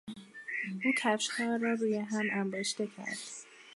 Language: Persian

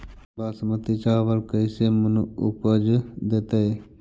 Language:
Magahi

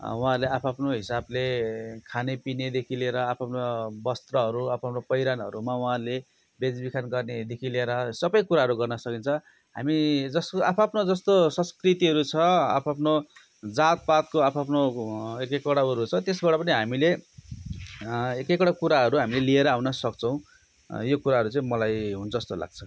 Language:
Nepali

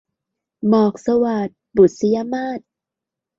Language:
Thai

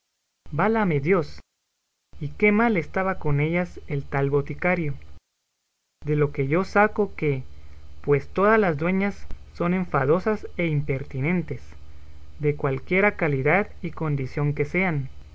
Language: Spanish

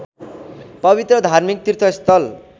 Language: Nepali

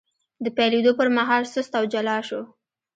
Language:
Pashto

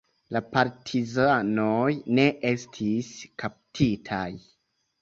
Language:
Esperanto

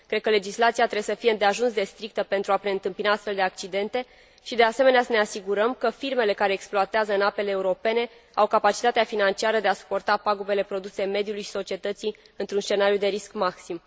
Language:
Romanian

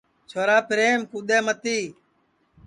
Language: Sansi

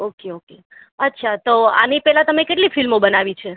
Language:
Gujarati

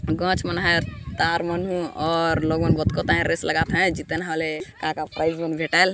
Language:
Sadri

